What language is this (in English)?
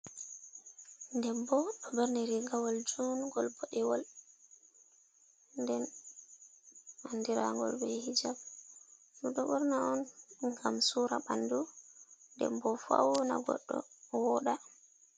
Fula